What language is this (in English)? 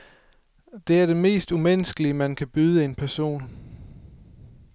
Danish